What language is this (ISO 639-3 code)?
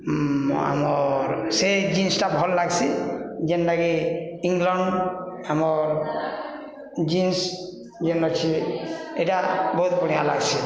ori